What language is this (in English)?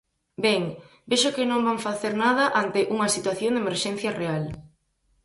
Galician